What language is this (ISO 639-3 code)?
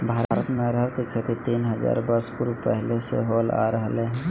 mag